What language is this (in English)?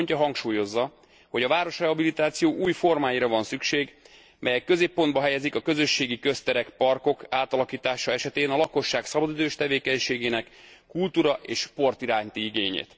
Hungarian